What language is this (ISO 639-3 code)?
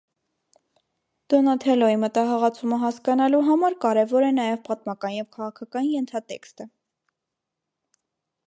hye